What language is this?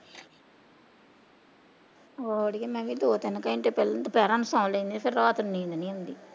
Punjabi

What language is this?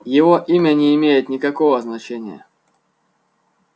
Russian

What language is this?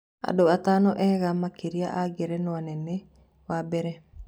Kikuyu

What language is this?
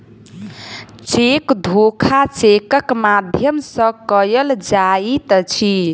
Maithili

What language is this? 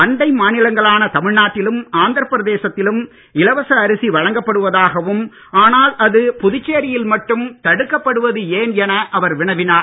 Tamil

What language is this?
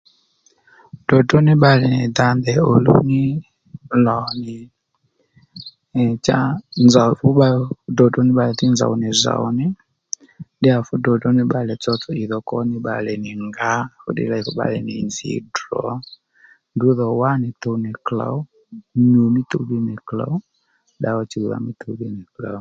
Lendu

